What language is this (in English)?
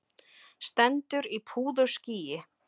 Icelandic